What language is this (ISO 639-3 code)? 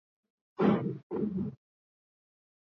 swa